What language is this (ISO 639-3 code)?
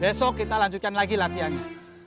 ind